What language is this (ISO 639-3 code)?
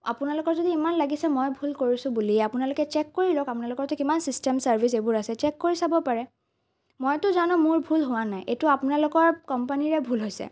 asm